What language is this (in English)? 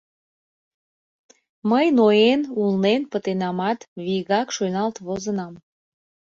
Mari